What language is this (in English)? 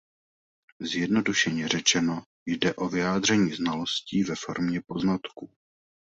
Czech